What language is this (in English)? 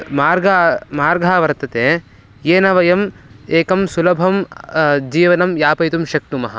Sanskrit